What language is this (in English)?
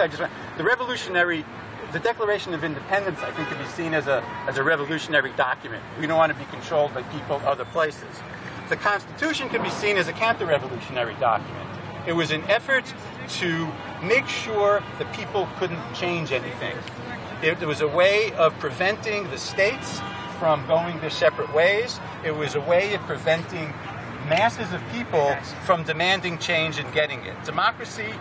English